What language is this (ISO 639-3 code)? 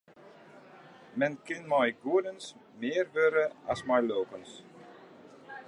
fry